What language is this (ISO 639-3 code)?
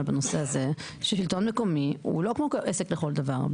heb